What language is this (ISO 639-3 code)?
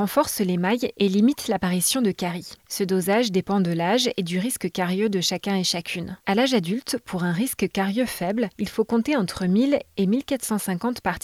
fra